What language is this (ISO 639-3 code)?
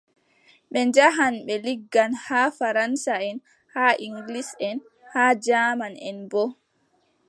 fub